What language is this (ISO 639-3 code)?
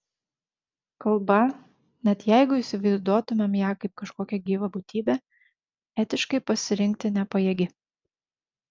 lit